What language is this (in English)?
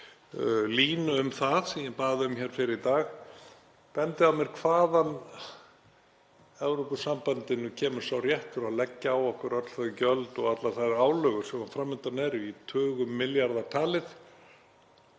Icelandic